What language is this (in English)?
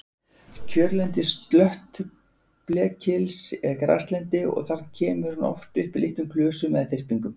Icelandic